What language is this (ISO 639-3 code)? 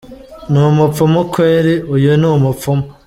kin